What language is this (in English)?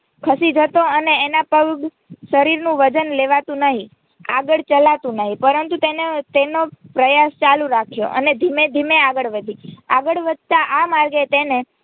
Gujarati